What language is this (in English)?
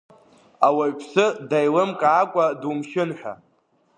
Abkhazian